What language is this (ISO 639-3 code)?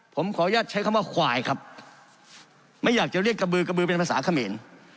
tha